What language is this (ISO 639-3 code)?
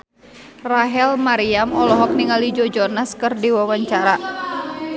sun